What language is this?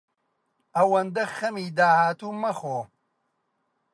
Central Kurdish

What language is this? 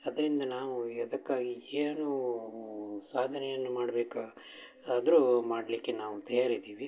Kannada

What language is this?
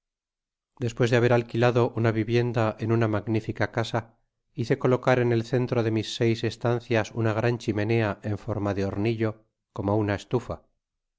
Spanish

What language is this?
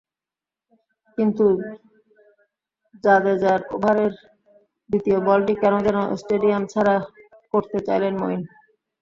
Bangla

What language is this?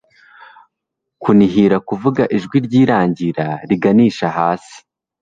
Kinyarwanda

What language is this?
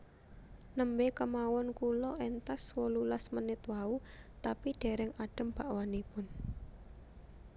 Javanese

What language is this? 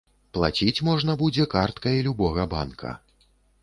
Belarusian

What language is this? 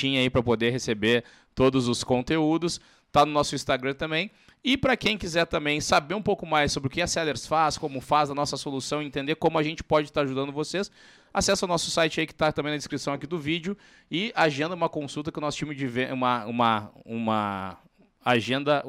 Portuguese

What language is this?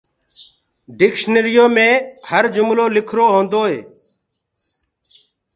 Gurgula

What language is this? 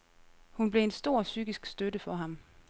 Danish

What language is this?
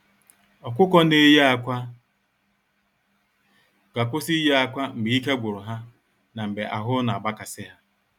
Igbo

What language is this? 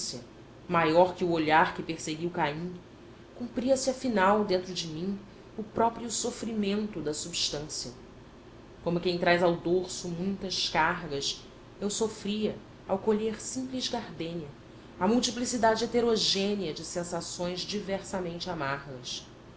Portuguese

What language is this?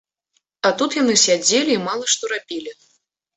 Belarusian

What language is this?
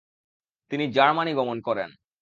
Bangla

